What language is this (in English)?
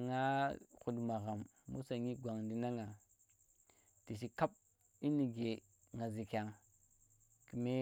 Tera